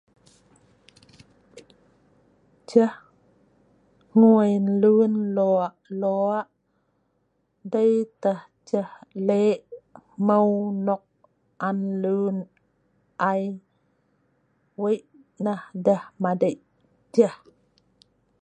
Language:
Sa'ban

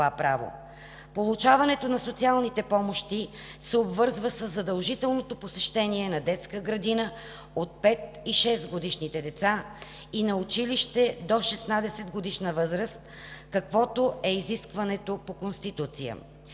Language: Bulgarian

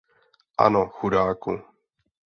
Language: Czech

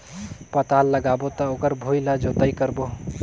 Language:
Chhattisgarhi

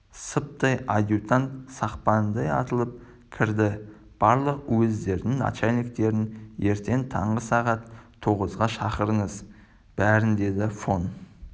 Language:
Kazakh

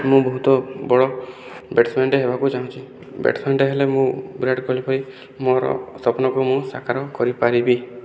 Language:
Odia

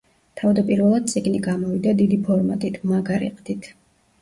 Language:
Georgian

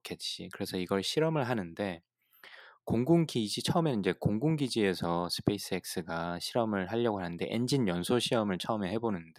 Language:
Korean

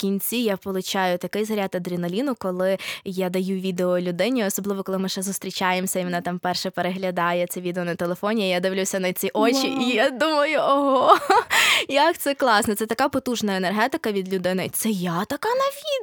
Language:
Ukrainian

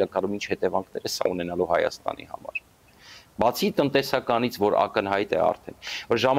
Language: Romanian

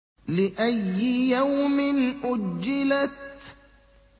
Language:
Arabic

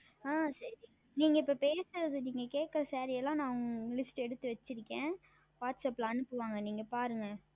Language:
Tamil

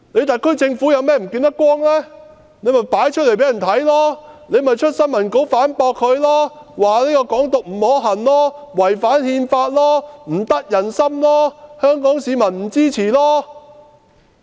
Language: Cantonese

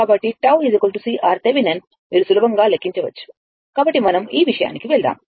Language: Telugu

